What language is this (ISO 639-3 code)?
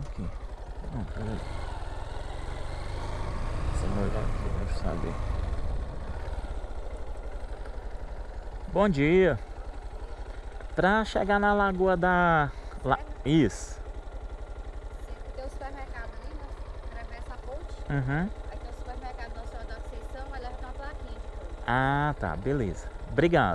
por